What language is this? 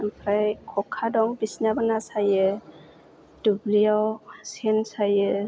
Bodo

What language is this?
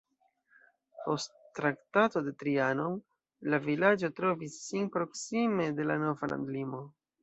Esperanto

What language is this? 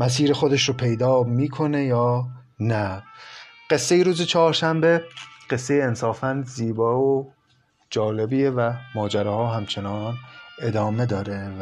Persian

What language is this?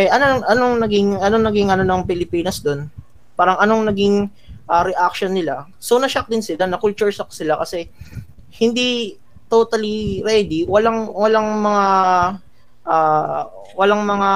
Filipino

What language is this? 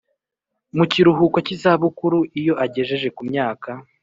Kinyarwanda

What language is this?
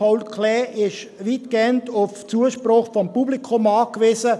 Swiss German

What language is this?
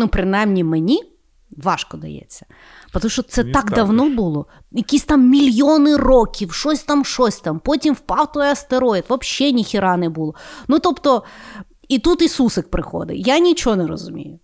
Ukrainian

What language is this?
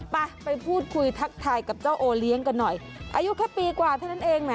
Thai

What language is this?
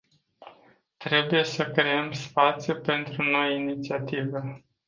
Romanian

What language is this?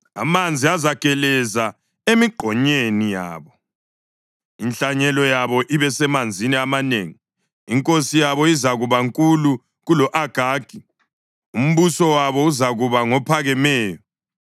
North Ndebele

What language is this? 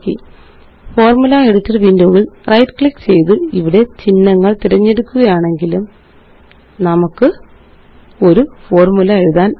Malayalam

